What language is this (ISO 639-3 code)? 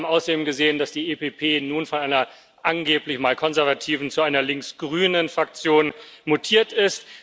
deu